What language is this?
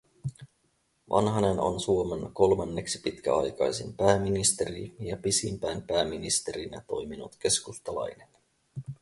Finnish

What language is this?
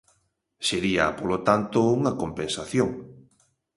Galician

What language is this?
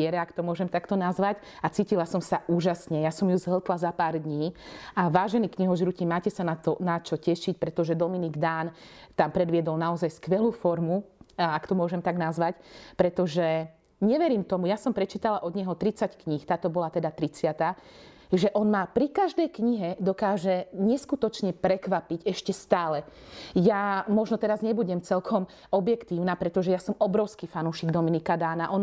Slovak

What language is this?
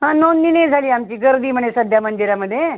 Marathi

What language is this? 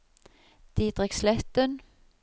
Norwegian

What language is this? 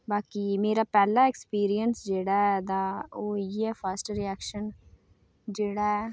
Dogri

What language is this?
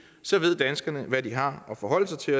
Danish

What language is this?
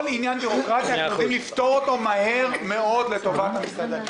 Hebrew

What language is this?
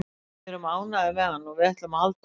Icelandic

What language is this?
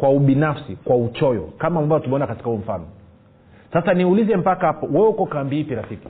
Swahili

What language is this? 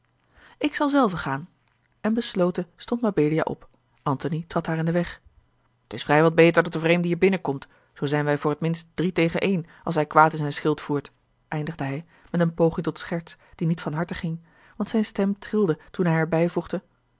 Dutch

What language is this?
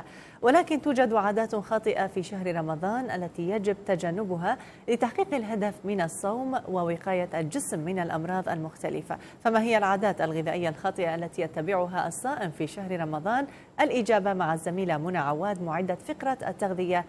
Arabic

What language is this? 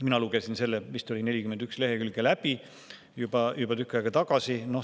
Estonian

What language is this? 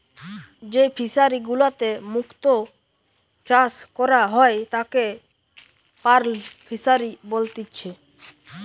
Bangla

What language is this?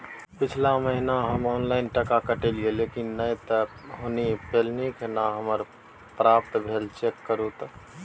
Maithili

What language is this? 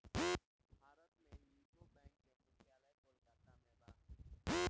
Bhojpuri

